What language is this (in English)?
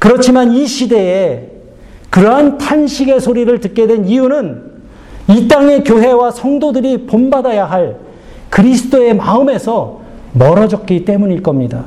Korean